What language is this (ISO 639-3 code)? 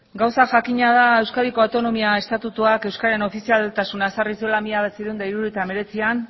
eus